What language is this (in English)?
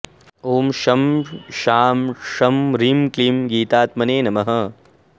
Sanskrit